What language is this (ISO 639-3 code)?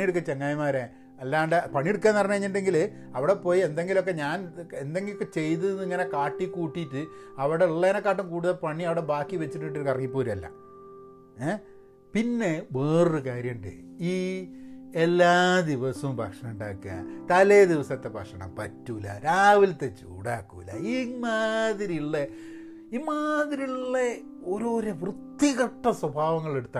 mal